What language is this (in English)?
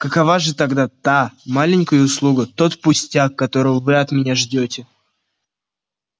Russian